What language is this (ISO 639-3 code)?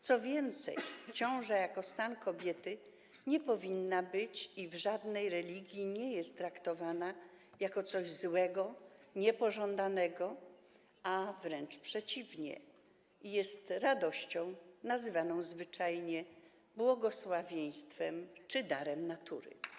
pol